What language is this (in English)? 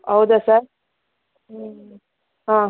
Kannada